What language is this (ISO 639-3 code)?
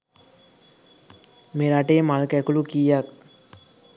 sin